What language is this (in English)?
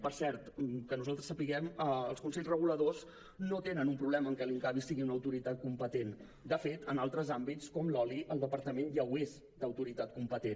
Catalan